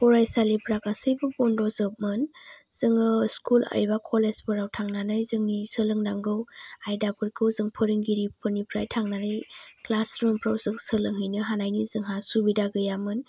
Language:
Bodo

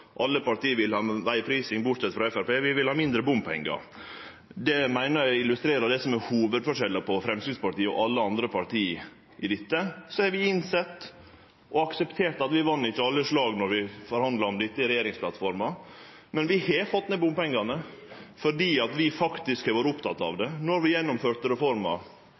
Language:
Norwegian Nynorsk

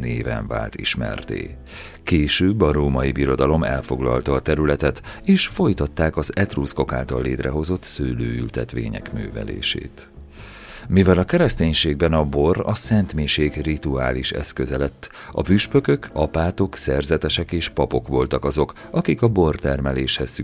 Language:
Hungarian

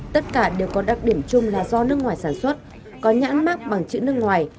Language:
Vietnamese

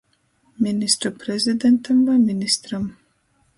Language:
Latgalian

